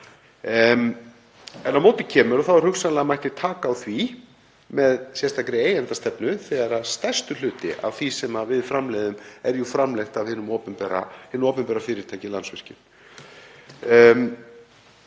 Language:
Icelandic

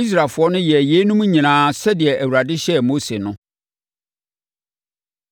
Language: Akan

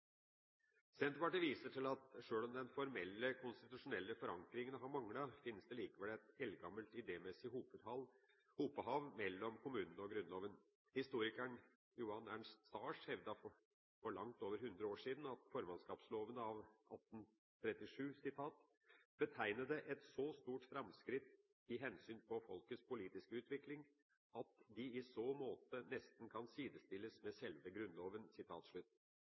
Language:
Norwegian Bokmål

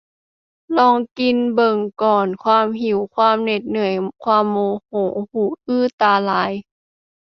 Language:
Thai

